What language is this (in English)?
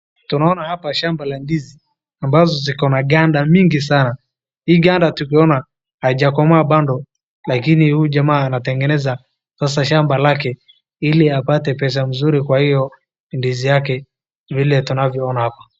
Swahili